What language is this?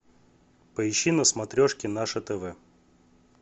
Russian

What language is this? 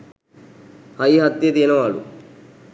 Sinhala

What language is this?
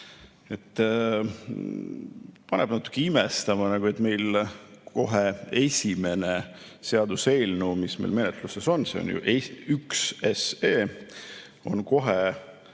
Estonian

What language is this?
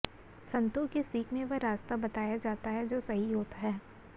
Hindi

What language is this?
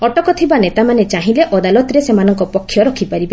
Odia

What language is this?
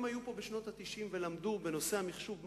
Hebrew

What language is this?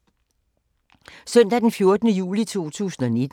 Danish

